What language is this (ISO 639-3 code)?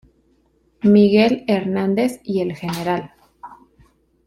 spa